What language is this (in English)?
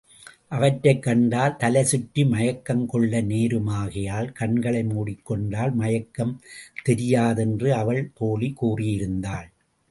Tamil